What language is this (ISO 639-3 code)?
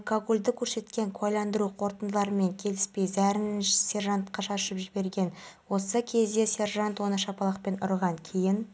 kaz